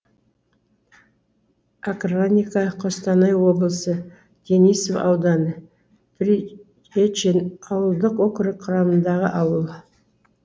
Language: Kazakh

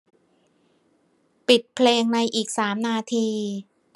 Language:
Thai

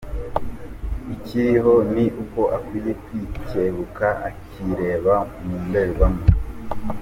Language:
Kinyarwanda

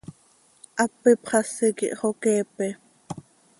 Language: Seri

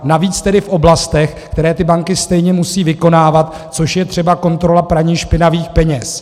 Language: Czech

